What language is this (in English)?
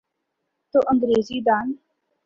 Urdu